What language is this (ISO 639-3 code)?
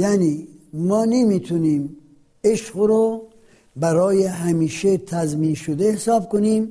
fas